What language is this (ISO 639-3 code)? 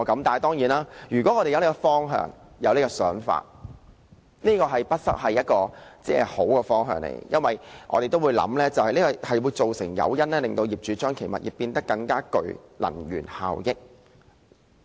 yue